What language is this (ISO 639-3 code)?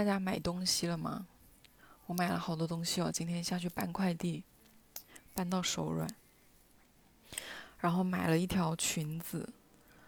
zho